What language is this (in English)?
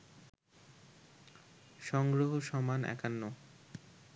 Bangla